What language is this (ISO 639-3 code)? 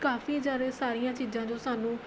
pan